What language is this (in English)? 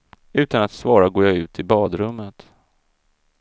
Swedish